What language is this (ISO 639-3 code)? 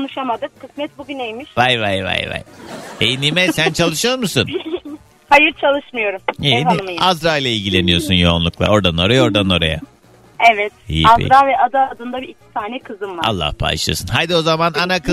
tur